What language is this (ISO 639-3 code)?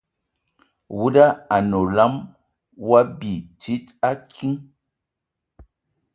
ewo